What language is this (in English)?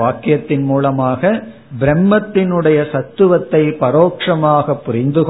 Tamil